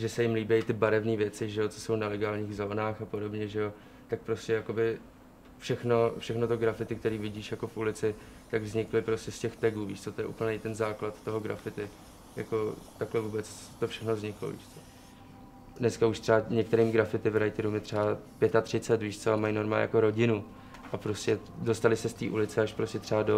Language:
Czech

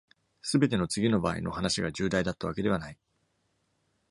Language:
Japanese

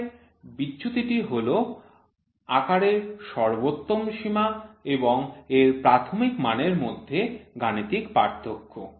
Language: Bangla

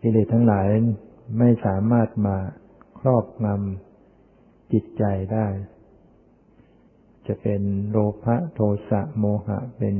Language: Thai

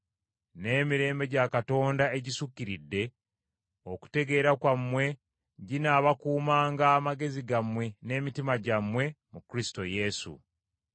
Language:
Ganda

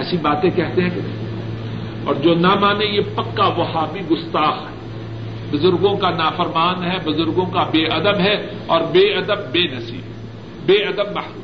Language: Urdu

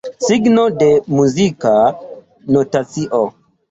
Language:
Esperanto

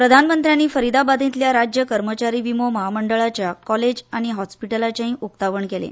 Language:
Konkani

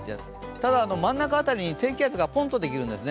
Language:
Japanese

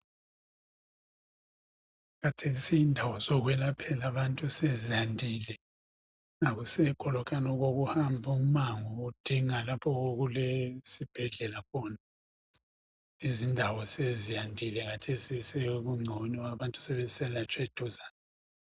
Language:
North Ndebele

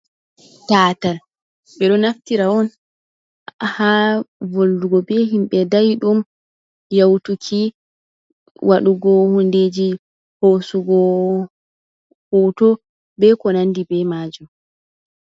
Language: Fula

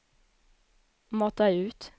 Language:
Swedish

